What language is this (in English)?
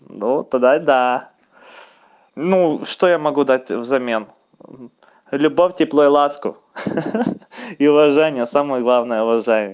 Russian